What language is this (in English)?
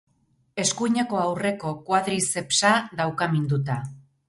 Basque